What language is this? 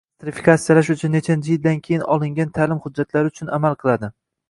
Uzbek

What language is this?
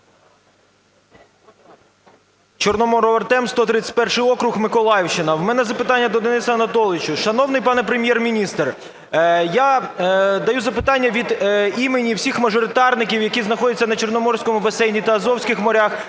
Ukrainian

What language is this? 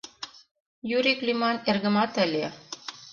Mari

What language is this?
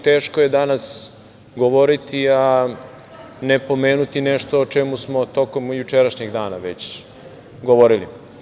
Serbian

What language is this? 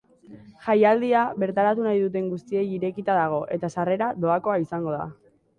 Basque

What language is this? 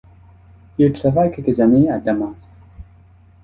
French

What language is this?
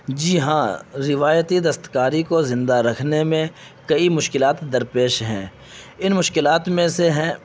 Urdu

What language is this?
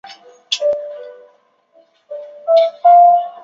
Chinese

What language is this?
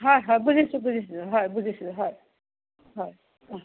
Assamese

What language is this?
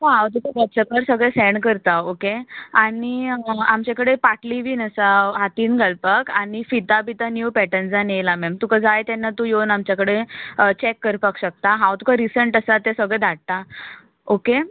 Konkani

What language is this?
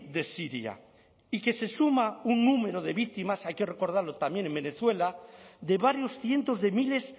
Spanish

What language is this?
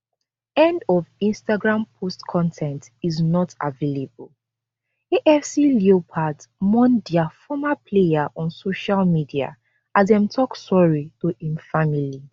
Nigerian Pidgin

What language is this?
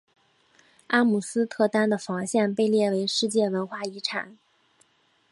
Chinese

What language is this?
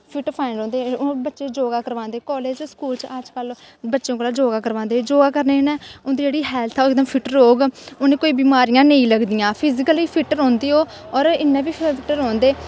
Dogri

